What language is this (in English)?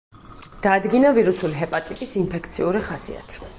Georgian